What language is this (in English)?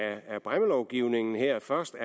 Danish